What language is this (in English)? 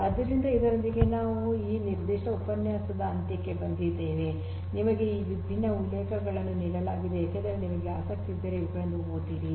Kannada